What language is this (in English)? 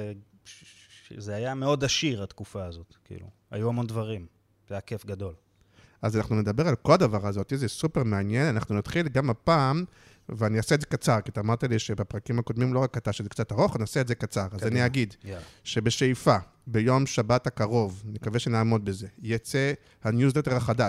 Hebrew